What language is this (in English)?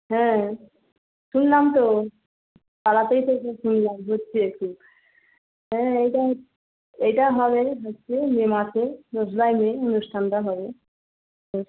Bangla